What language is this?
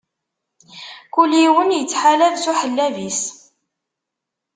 Kabyle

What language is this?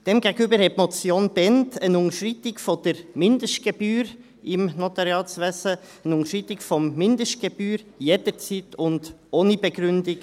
Swiss German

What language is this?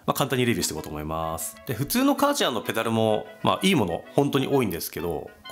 Japanese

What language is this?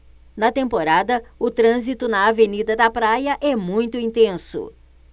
Portuguese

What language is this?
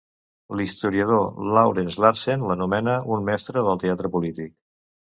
Catalan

